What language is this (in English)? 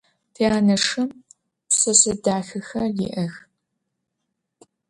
Adyghe